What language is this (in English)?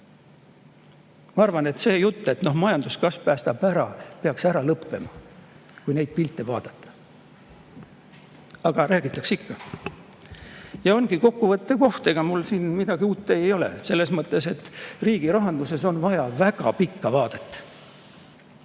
Estonian